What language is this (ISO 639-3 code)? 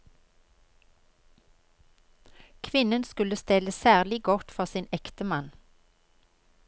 nor